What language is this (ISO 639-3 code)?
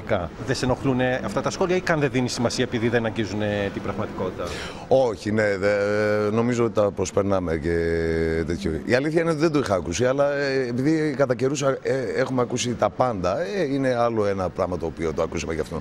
ell